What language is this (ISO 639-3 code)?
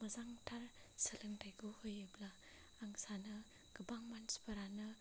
brx